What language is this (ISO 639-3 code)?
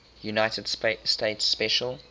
eng